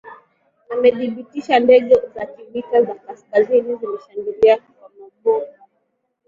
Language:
Swahili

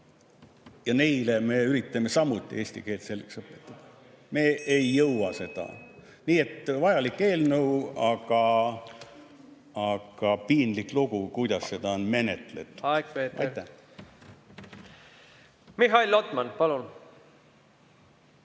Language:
Estonian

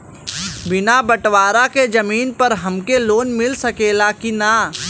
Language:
Bhojpuri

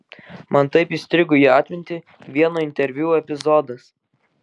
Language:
Lithuanian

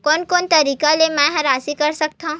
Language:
Chhattisgarhi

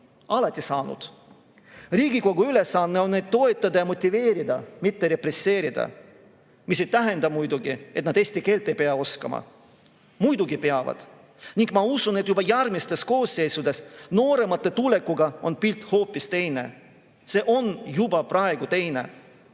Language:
Estonian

